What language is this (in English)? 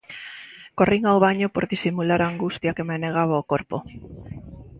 Galician